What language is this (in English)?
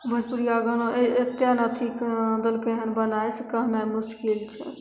Maithili